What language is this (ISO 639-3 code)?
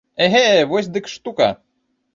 bel